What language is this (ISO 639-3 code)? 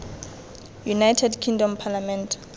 tsn